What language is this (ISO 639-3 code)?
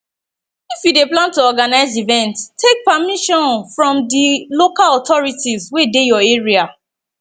pcm